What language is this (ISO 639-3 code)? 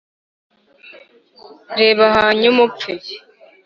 kin